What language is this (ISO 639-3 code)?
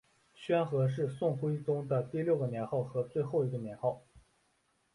zho